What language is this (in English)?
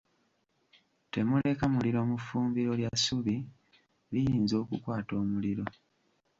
Ganda